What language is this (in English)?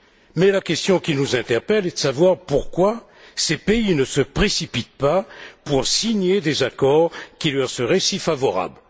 French